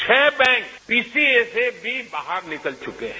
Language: Hindi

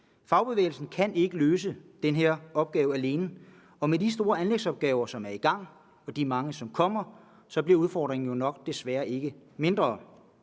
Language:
Danish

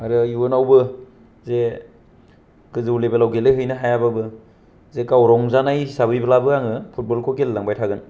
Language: Bodo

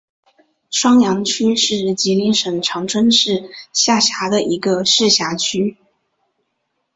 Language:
Chinese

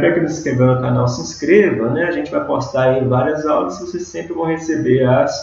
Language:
Portuguese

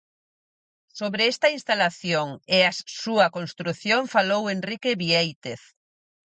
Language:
Galician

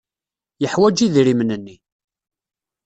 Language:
Kabyle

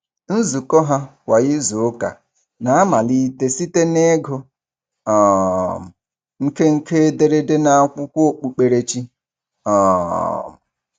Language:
Igbo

